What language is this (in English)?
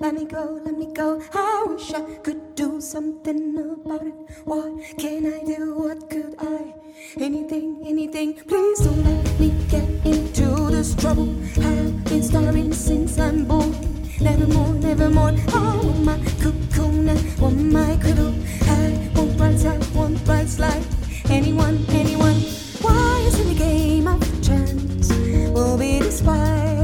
Hungarian